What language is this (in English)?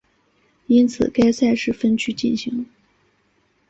Chinese